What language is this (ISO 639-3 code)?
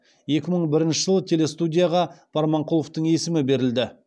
kaz